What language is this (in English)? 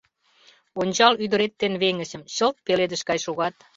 Mari